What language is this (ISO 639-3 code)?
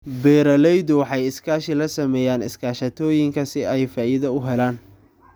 som